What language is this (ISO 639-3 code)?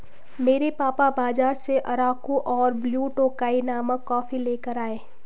hin